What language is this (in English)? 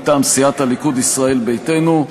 Hebrew